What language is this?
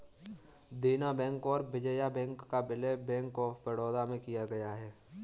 Hindi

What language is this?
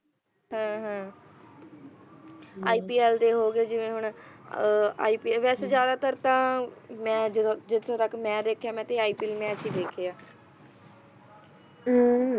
Punjabi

